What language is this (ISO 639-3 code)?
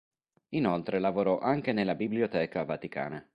ita